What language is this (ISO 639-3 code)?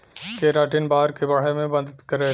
bho